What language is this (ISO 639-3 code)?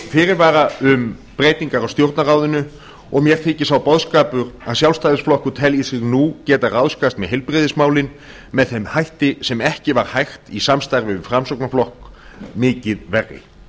isl